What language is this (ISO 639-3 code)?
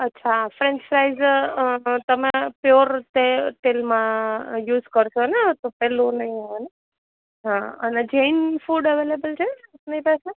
guj